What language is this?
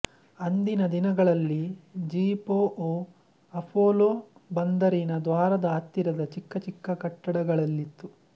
Kannada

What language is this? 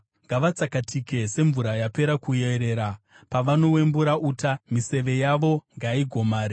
Shona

